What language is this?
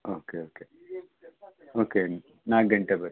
Kannada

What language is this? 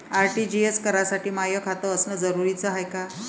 Marathi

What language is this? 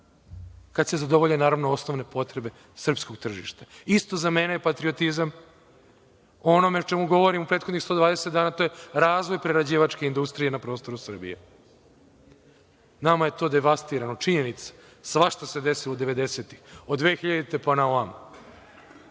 Serbian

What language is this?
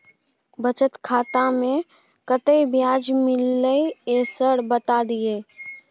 Maithili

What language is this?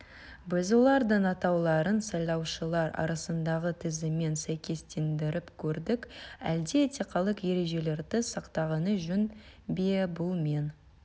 Kazakh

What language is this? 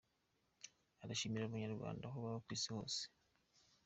Kinyarwanda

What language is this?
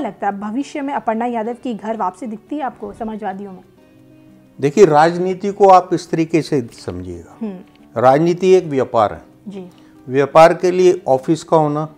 Hindi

